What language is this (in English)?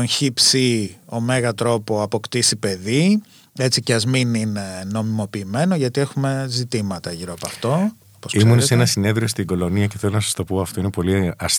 Greek